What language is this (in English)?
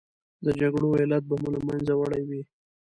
Pashto